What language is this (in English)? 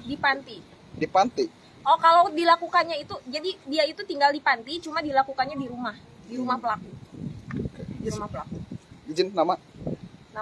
Indonesian